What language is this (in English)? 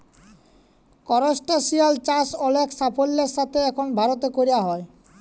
Bangla